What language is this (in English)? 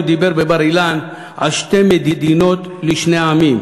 Hebrew